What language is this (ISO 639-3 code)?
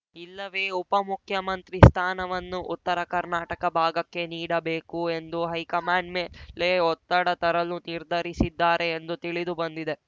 kan